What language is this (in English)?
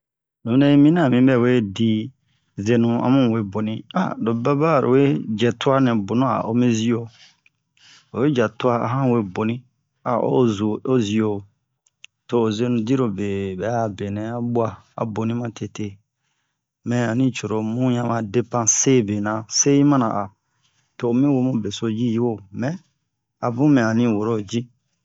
Bomu